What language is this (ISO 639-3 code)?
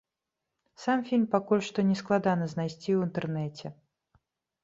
bel